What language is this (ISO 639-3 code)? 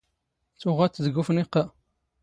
zgh